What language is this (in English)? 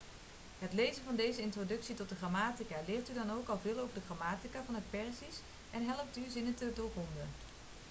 Dutch